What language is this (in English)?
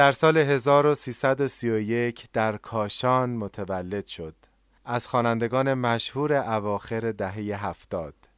Persian